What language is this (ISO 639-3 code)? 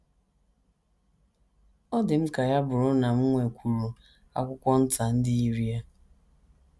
ibo